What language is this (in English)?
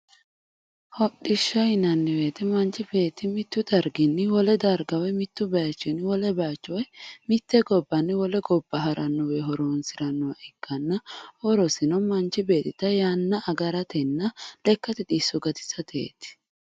Sidamo